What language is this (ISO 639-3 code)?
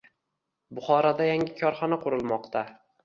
uzb